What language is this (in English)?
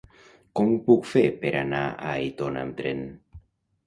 Catalan